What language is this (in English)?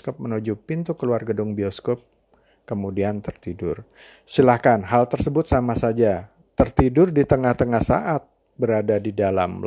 Indonesian